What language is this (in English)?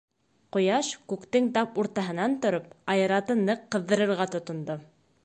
Bashkir